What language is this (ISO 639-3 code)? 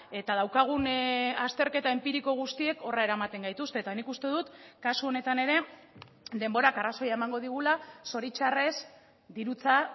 eus